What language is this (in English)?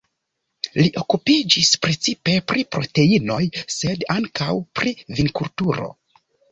Esperanto